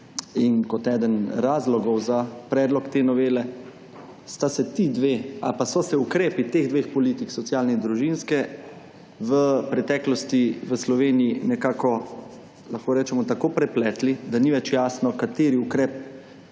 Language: Slovenian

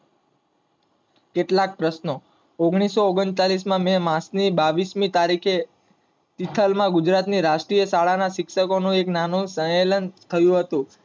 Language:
Gujarati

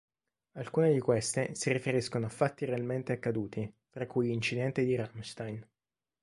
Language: Italian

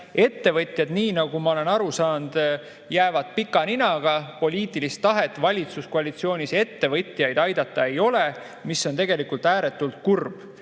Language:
Estonian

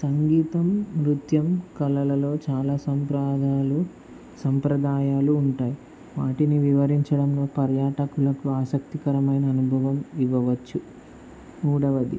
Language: Telugu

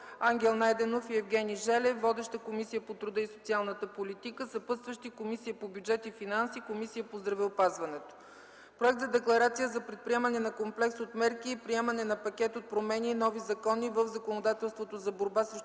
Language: Bulgarian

